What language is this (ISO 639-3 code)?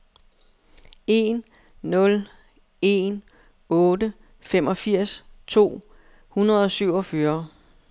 dan